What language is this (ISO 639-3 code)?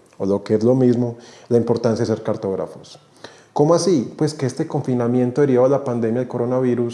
spa